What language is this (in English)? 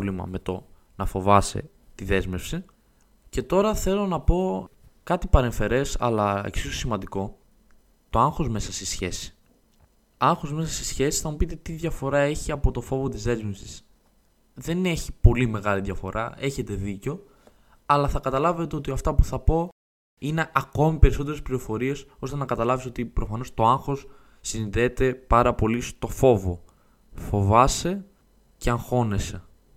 Greek